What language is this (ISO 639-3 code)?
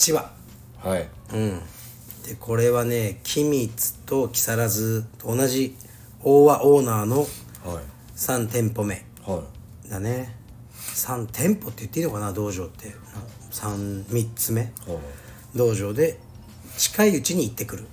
jpn